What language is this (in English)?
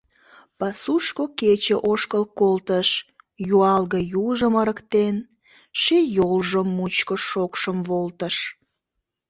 Mari